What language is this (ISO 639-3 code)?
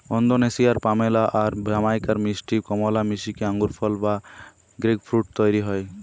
ben